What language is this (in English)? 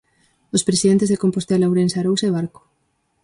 Galician